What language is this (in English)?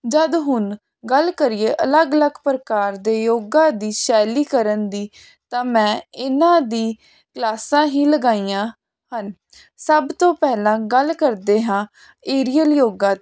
Punjabi